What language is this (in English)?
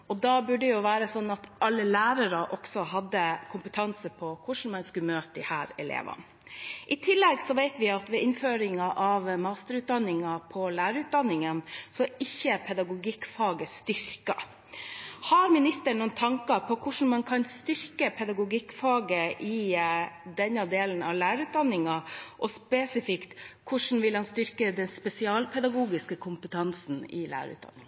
Norwegian Bokmål